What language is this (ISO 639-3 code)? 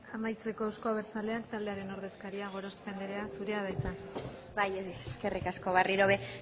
eus